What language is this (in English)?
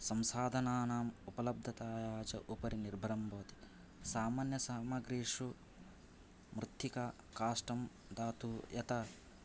Sanskrit